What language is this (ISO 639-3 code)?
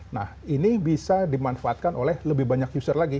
ind